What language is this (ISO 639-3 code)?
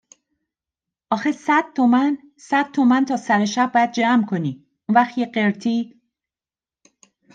fas